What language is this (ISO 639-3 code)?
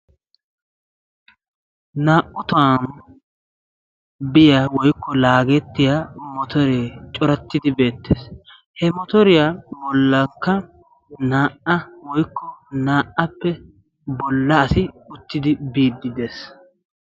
wal